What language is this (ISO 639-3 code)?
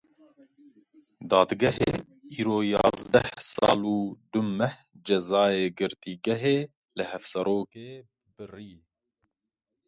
kur